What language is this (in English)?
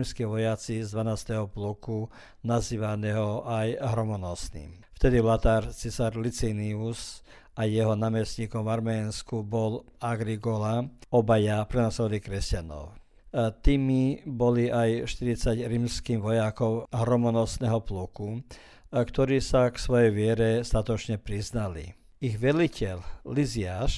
Croatian